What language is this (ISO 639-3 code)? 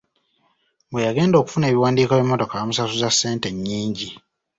lug